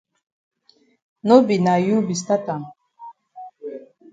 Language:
Cameroon Pidgin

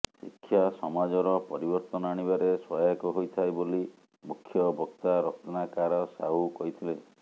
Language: Odia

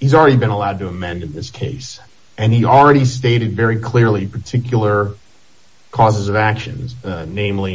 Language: English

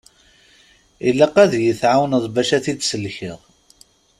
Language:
Kabyle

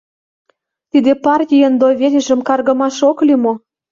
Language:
Mari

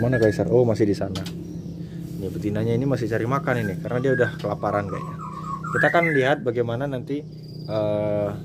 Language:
Indonesian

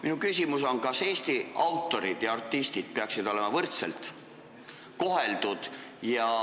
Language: Estonian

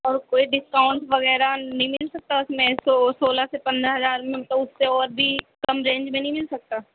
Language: Urdu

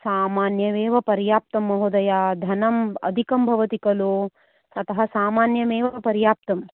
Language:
Sanskrit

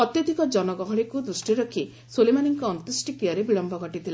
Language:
Odia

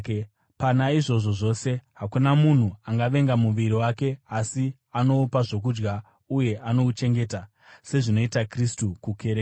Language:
Shona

